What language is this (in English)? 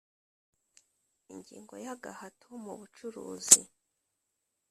Kinyarwanda